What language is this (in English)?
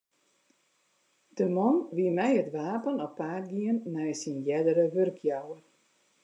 Western Frisian